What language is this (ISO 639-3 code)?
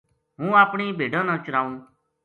gju